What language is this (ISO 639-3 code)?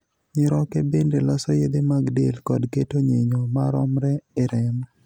luo